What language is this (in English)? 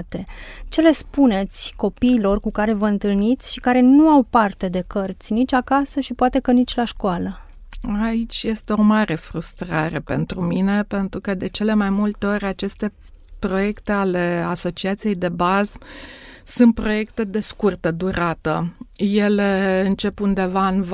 Romanian